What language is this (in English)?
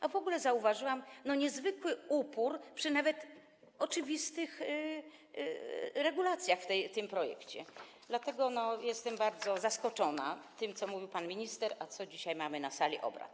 Polish